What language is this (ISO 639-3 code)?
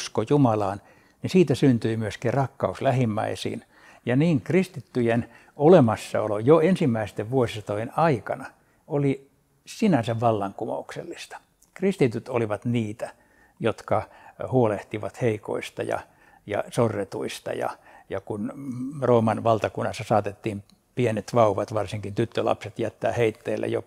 fin